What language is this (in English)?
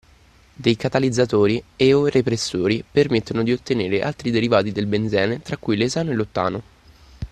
Italian